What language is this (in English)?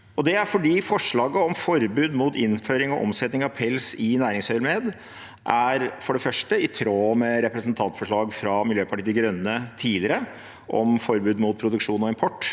Norwegian